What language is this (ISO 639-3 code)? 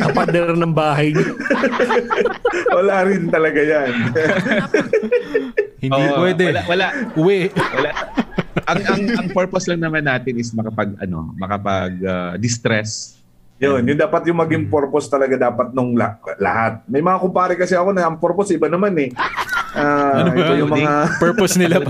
fil